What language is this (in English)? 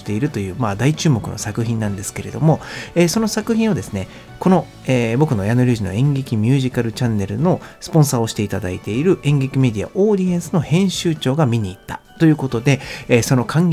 Japanese